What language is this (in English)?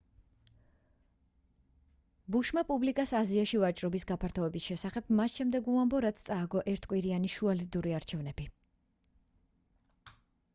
Georgian